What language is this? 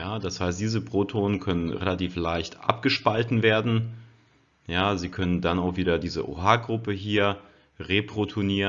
German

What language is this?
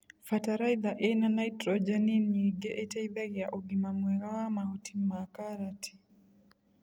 Kikuyu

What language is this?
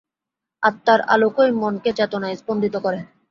Bangla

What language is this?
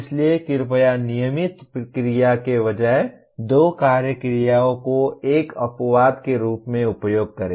Hindi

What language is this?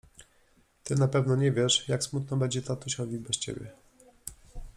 Polish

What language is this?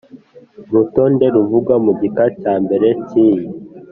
Kinyarwanda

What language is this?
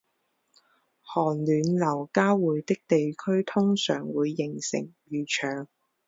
Chinese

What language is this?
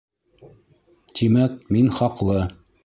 Bashkir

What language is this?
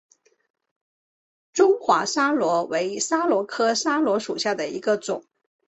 Chinese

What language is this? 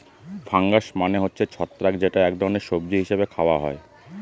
Bangla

